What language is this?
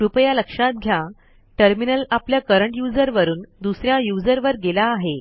Marathi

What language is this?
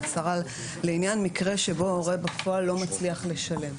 Hebrew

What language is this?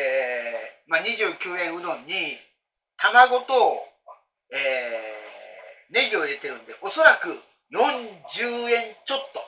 Japanese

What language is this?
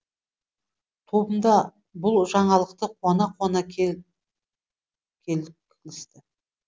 Kazakh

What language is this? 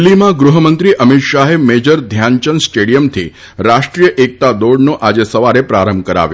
Gujarati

